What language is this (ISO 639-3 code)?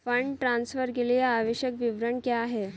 hin